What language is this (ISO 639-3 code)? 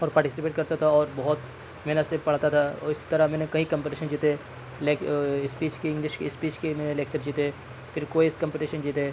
urd